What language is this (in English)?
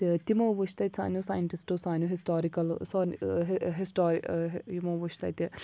Kashmiri